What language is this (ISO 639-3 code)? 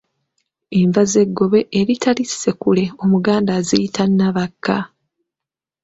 lug